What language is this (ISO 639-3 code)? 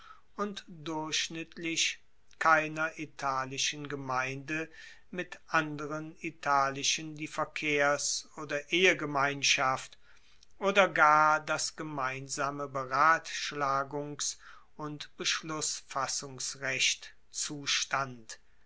deu